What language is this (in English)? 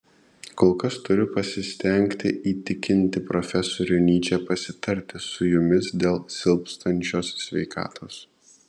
Lithuanian